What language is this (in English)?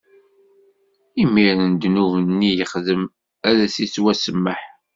Kabyle